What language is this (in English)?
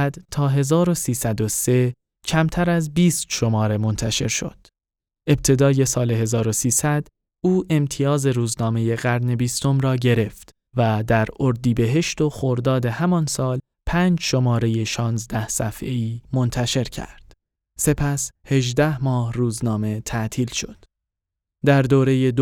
Persian